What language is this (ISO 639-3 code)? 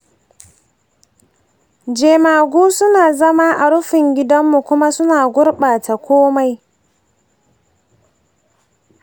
hau